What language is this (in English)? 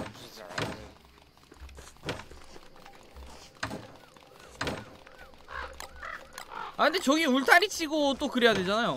Korean